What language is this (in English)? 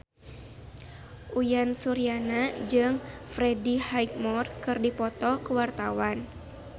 Sundanese